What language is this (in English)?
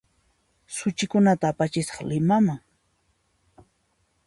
Puno Quechua